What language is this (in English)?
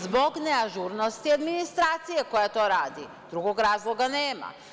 Serbian